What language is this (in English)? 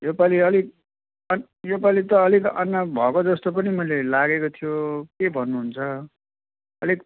Nepali